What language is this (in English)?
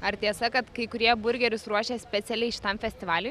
Lithuanian